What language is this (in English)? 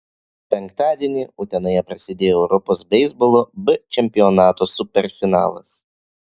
Lithuanian